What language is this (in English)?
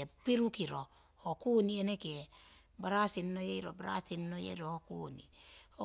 Siwai